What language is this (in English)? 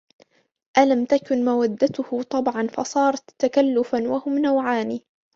Arabic